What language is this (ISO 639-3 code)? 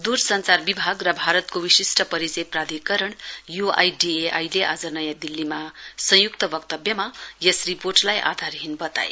nep